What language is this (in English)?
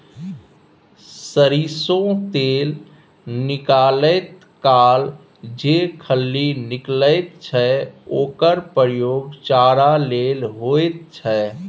Maithili